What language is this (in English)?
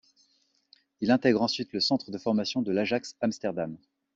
French